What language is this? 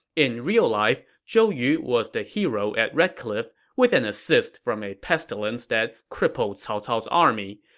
English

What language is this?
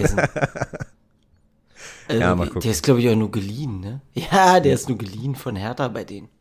German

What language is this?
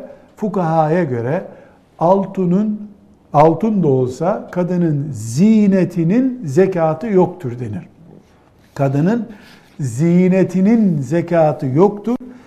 Turkish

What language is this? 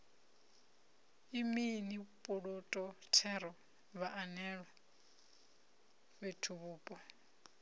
Venda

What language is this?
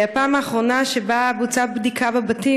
Hebrew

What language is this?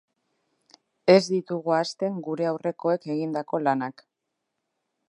Basque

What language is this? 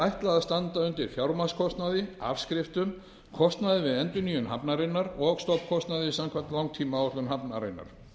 Icelandic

